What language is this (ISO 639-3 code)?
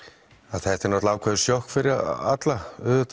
isl